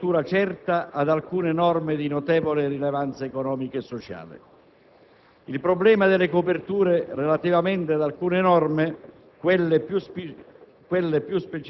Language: Italian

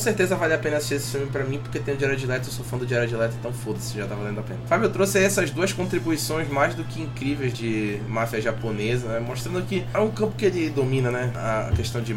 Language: Portuguese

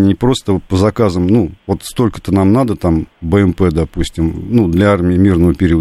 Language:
Russian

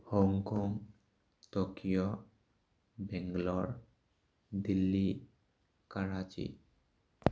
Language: Manipuri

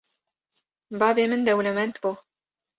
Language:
Kurdish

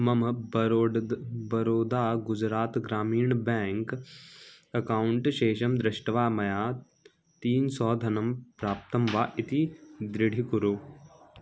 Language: Sanskrit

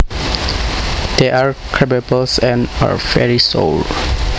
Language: Javanese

